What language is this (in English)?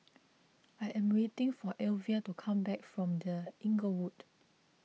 English